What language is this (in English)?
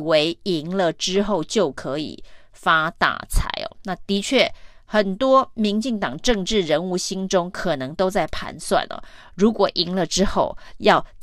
Chinese